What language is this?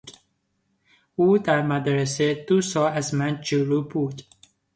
Persian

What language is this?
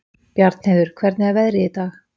Icelandic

